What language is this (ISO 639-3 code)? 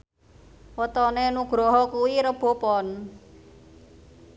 jav